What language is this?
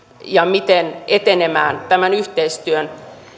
Finnish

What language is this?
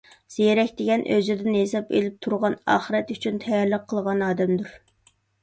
Uyghur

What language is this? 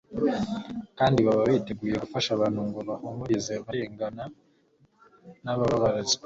Kinyarwanda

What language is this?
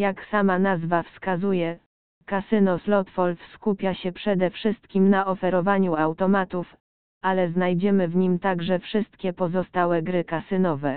Polish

